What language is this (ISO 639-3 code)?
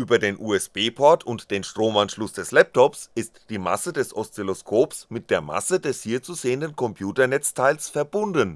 deu